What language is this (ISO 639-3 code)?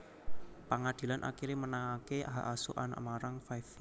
jav